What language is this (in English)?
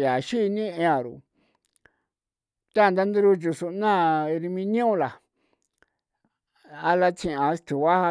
San Felipe Otlaltepec Popoloca